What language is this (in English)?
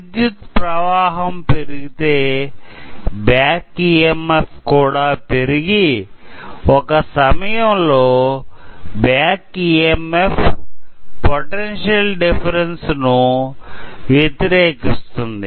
Telugu